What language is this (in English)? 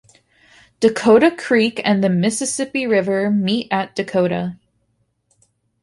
English